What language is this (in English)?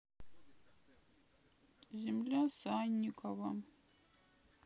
Russian